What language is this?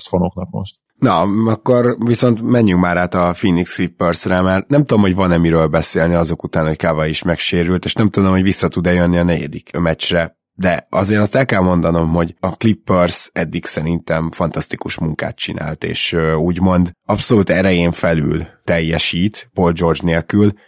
Hungarian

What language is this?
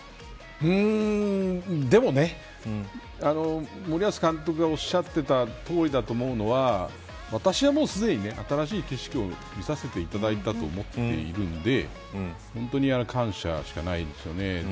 Japanese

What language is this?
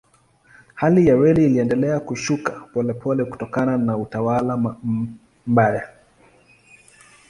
Swahili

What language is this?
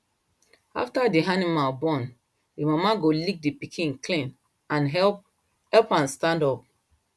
Nigerian Pidgin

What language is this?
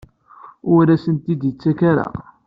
Kabyle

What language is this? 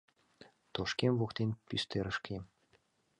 Mari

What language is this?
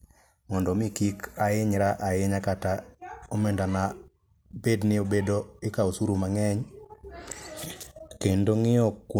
Luo (Kenya and Tanzania)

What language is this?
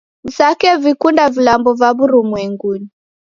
Taita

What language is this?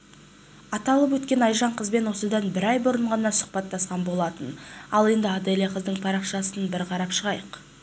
Kazakh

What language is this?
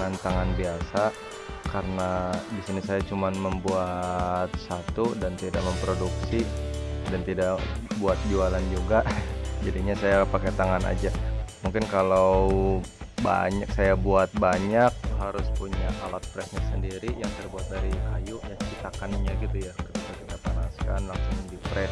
Indonesian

